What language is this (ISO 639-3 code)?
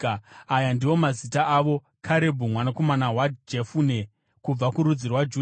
sna